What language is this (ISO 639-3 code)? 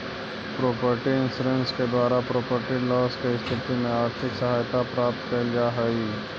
mag